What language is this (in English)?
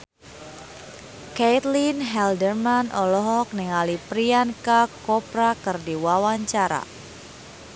Sundanese